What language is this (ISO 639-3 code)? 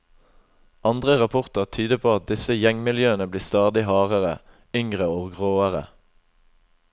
nor